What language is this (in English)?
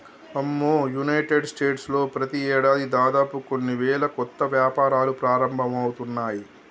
Telugu